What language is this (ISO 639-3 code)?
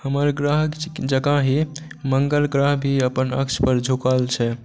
mai